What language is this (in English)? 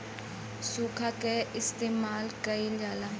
Bhojpuri